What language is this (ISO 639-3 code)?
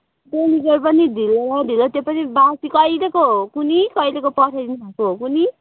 nep